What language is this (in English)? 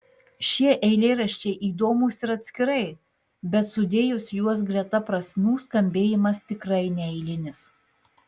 Lithuanian